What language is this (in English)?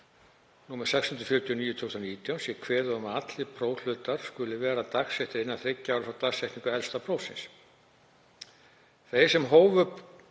Icelandic